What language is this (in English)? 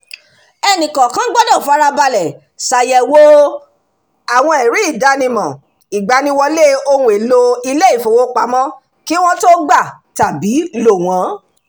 Yoruba